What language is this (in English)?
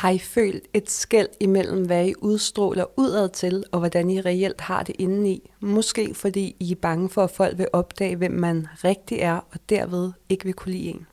Danish